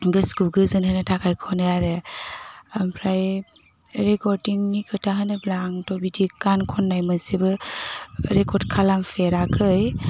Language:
Bodo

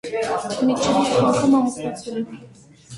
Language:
Armenian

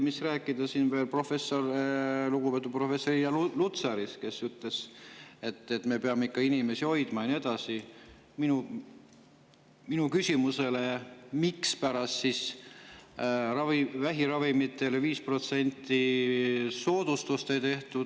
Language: Estonian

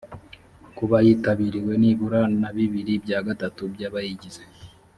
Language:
Kinyarwanda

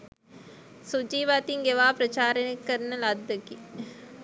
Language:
Sinhala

